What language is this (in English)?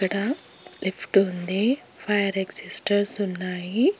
Telugu